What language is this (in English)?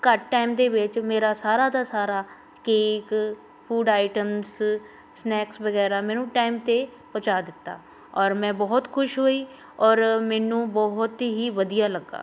Punjabi